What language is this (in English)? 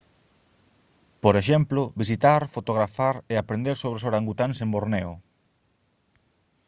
Galician